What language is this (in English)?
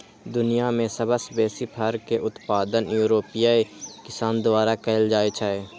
Maithili